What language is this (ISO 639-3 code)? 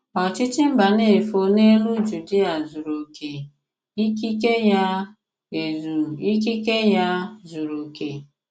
ibo